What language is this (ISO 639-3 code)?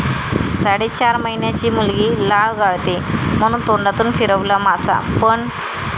mar